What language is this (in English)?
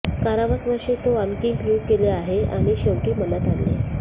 Marathi